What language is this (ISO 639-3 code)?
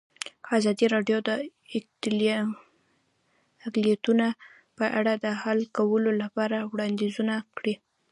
pus